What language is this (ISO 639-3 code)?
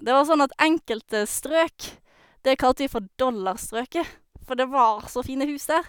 nor